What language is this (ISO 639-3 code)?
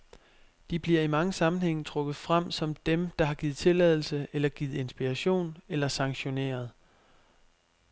dan